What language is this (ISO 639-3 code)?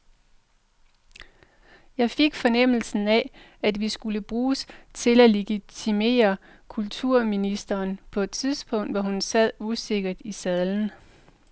dan